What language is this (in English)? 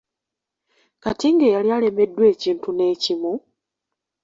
Ganda